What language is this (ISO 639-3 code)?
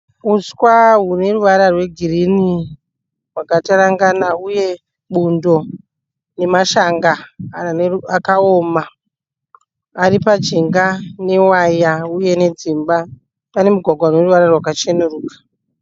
sna